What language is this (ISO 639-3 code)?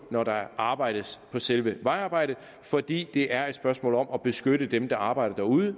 dan